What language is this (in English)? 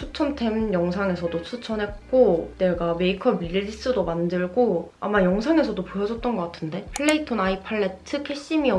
Korean